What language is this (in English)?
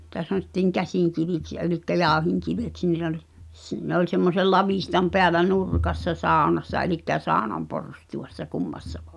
Finnish